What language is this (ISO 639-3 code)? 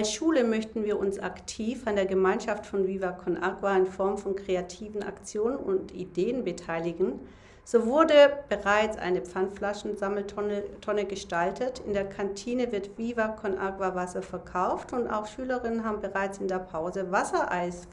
deu